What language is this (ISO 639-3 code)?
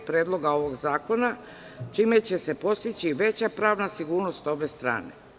srp